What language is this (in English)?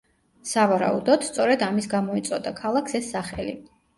Georgian